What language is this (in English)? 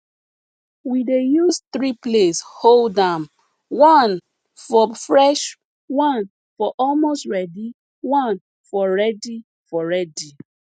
Nigerian Pidgin